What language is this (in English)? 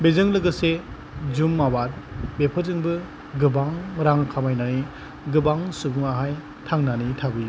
Bodo